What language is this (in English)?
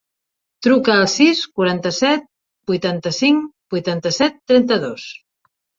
Catalan